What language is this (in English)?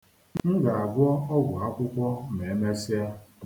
Igbo